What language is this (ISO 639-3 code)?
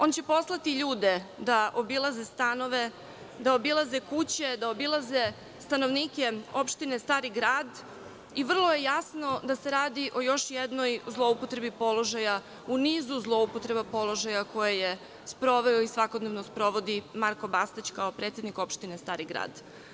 srp